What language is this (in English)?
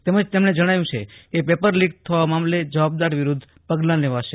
Gujarati